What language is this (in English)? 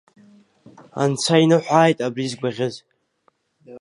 Abkhazian